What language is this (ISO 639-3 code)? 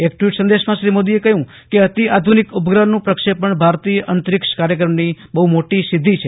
guj